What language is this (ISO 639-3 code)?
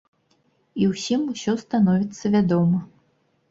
bel